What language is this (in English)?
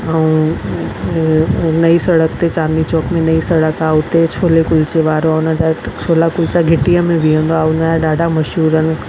Sindhi